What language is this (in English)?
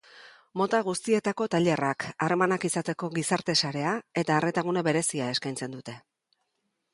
Basque